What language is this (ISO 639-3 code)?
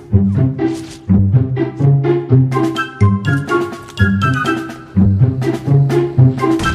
eng